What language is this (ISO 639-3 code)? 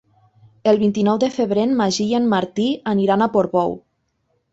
cat